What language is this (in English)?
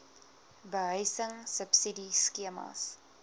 Afrikaans